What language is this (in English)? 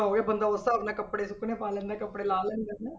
Punjabi